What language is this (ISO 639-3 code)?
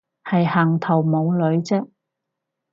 yue